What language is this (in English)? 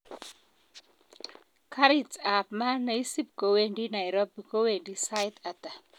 Kalenjin